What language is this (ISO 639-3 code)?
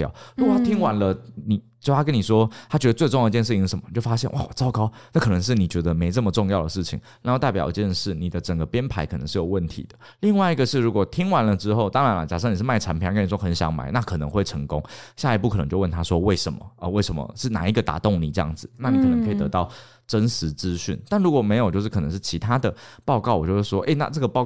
zho